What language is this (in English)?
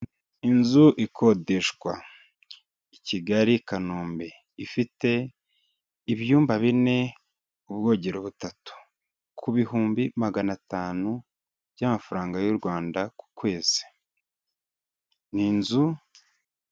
Kinyarwanda